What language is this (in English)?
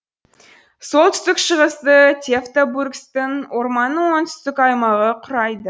Kazakh